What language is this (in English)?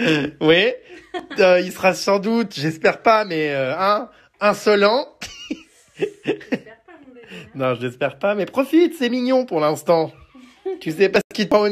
French